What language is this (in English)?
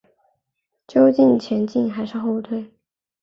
Chinese